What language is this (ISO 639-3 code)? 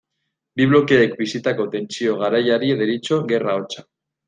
eus